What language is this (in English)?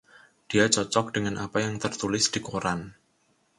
Indonesian